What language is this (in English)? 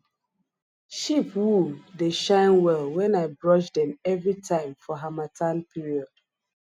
Nigerian Pidgin